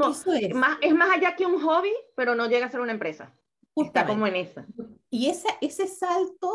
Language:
Spanish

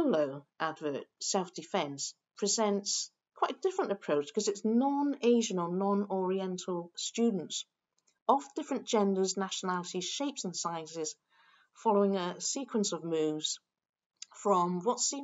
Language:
English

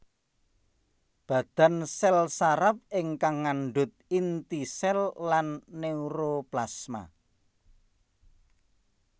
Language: Javanese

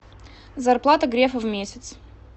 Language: Russian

